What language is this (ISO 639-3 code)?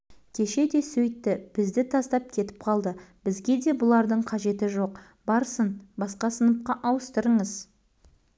kaz